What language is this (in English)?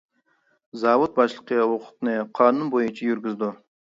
Uyghur